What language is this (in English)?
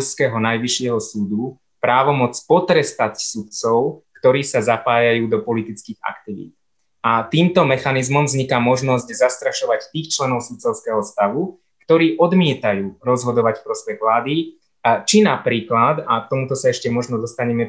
Slovak